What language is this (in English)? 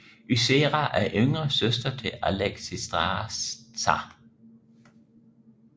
Danish